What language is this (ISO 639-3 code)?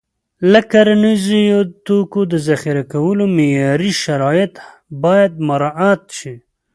pus